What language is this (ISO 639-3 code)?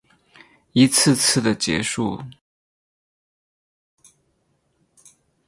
zho